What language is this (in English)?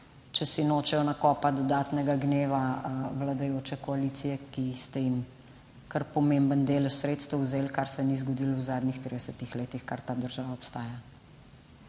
Slovenian